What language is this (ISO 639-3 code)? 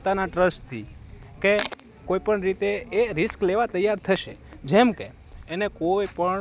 guj